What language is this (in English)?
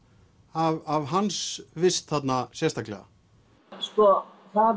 Icelandic